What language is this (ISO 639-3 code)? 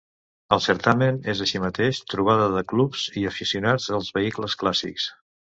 cat